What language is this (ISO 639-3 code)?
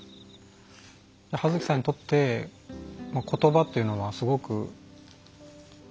jpn